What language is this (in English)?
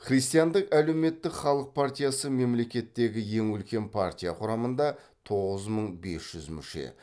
Kazakh